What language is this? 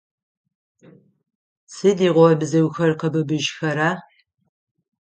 Adyghe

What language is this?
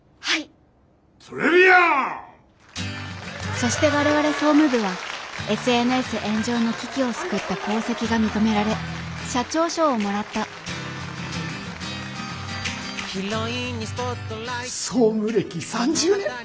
Japanese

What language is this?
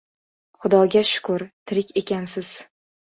Uzbek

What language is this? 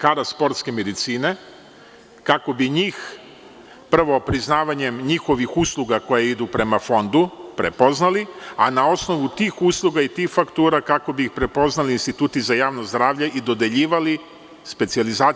Serbian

